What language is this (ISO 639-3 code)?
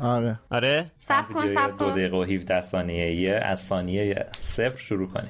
fas